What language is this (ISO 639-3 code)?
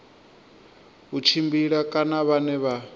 ven